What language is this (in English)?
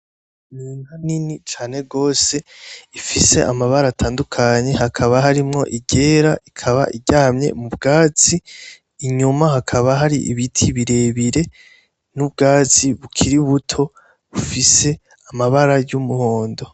Rundi